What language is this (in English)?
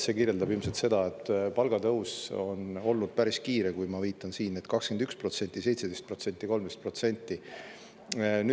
Estonian